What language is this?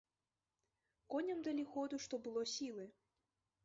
Belarusian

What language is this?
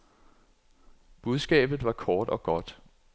Danish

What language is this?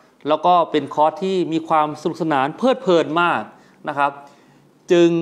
Thai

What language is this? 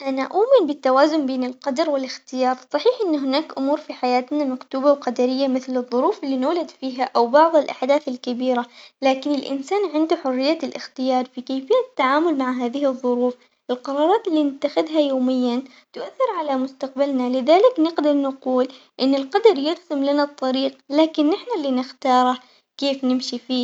Omani Arabic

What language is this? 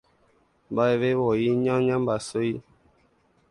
Guarani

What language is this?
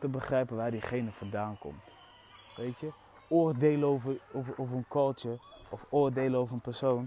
Dutch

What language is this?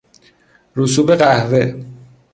Persian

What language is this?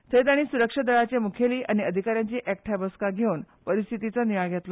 Konkani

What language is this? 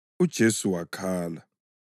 North Ndebele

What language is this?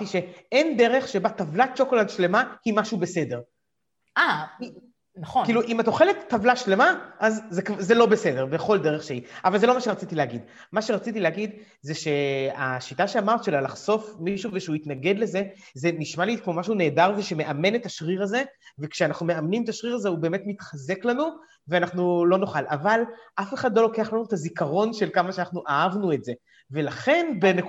Hebrew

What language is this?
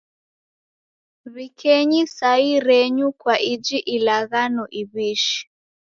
Taita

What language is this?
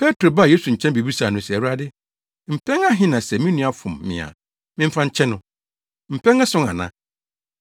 Akan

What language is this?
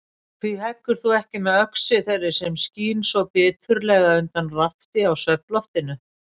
Icelandic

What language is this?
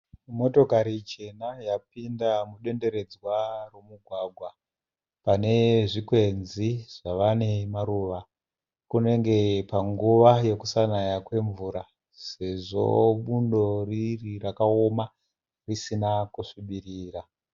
Shona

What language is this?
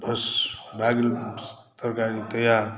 Maithili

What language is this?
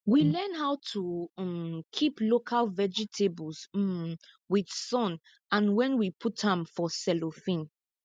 Nigerian Pidgin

